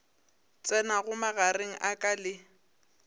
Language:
Northern Sotho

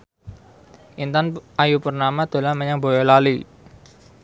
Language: Javanese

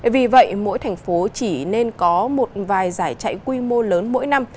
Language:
Vietnamese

